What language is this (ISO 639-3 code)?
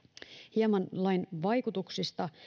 fin